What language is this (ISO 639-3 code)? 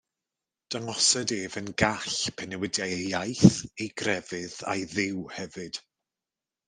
cym